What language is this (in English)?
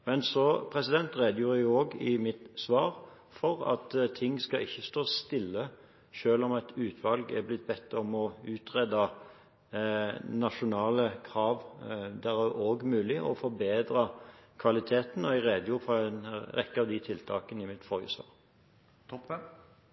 Norwegian Bokmål